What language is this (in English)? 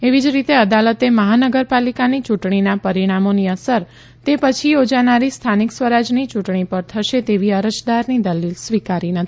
Gujarati